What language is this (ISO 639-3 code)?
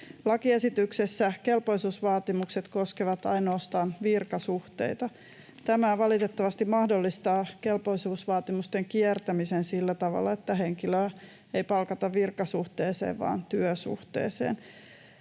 fin